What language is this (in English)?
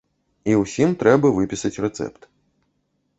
Belarusian